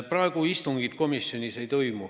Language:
Estonian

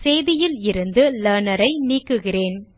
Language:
Tamil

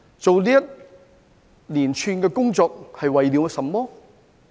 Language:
Cantonese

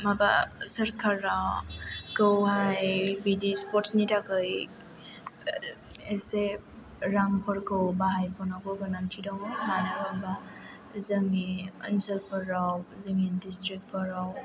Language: Bodo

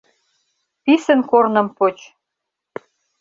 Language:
Mari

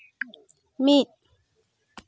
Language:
Santali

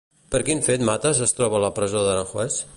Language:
Catalan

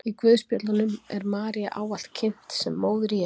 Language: Icelandic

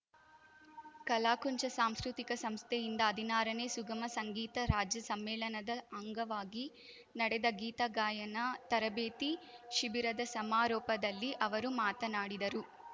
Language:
Kannada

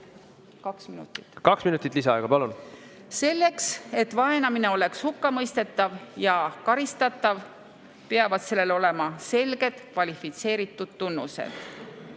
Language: Estonian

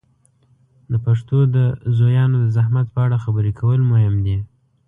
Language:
Pashto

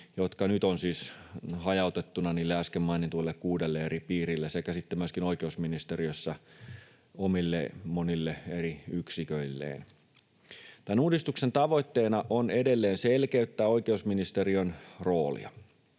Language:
Finnish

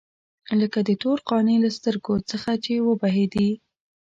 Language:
Pashto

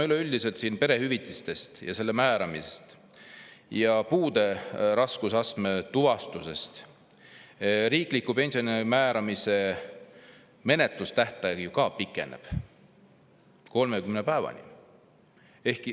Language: Estonian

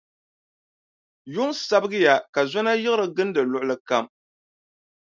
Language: Dagbani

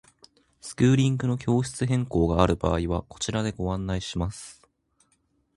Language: Japanese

